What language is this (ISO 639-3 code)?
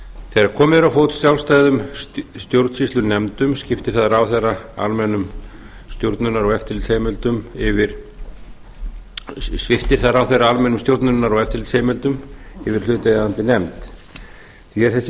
isl